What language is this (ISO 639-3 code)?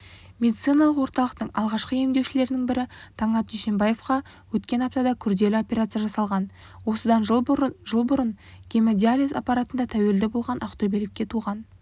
kaz